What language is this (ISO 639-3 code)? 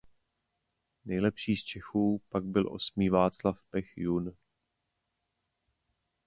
ces